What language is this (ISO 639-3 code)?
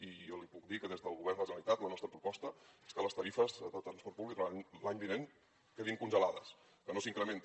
cat